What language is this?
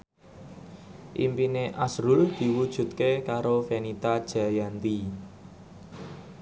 Javanese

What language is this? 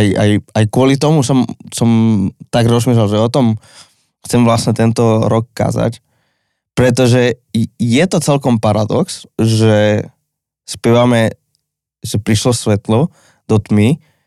Slovak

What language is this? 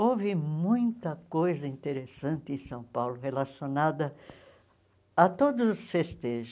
Portuguese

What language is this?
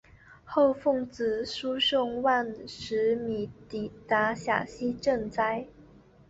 Chinese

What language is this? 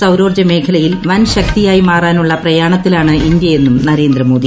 Malayalam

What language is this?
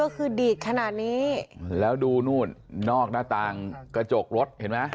Thai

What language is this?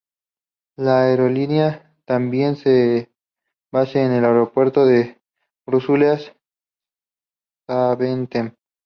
Spanish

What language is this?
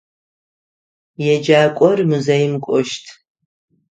Adyghe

